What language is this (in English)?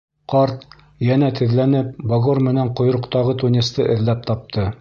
Bashkir